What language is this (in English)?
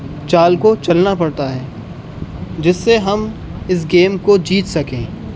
Urdu